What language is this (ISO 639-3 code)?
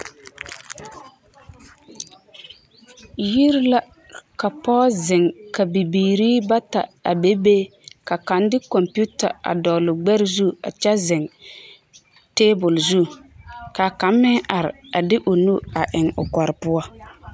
dga